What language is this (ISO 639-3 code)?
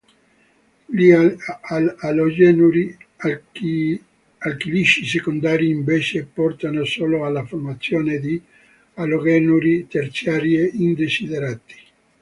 ita